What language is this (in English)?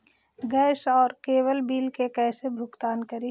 Magahi